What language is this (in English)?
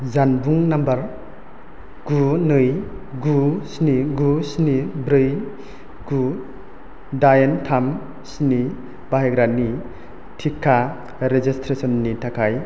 Bodo